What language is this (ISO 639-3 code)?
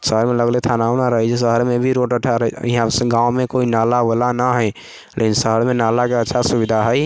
mai